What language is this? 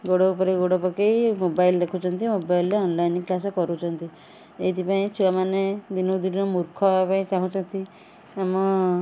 Odia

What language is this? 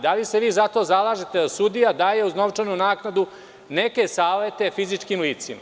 Serbian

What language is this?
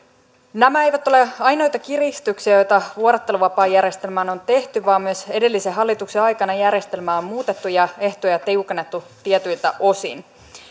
Finnish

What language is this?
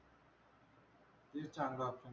Marathi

